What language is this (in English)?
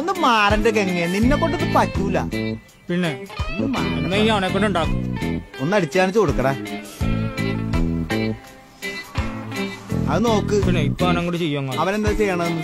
Malayalam